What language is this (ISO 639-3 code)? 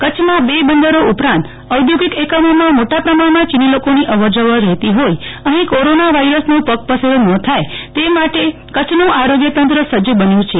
guj